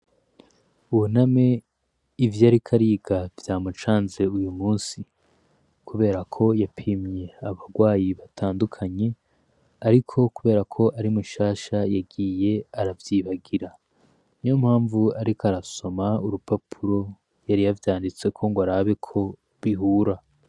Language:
Rundi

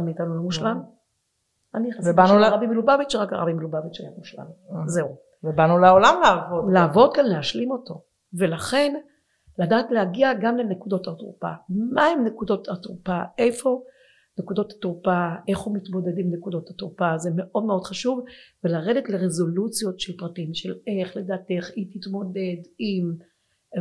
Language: Hebrew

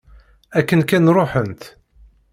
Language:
Kabyle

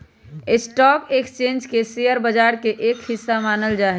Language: Magahi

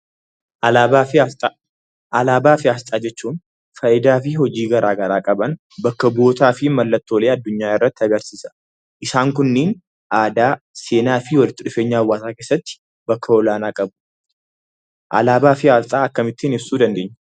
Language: Oromo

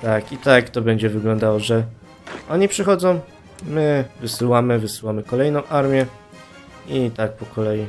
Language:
Polish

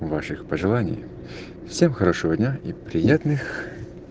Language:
Russian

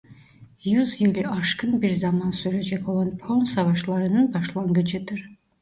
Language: Turkish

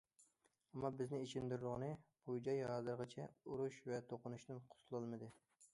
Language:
Uyghur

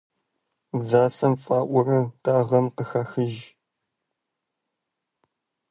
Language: Kabardian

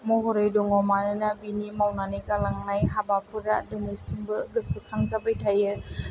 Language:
Bodo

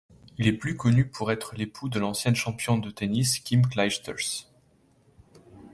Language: French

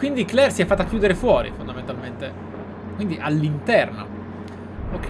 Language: Italian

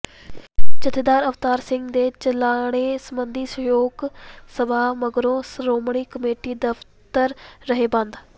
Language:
Punjabi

